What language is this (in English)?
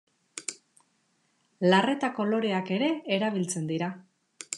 Basque